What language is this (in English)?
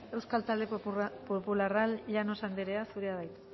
Basque